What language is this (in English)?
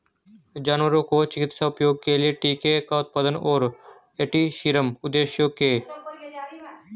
Hindi